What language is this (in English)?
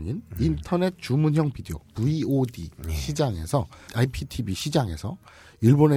Korean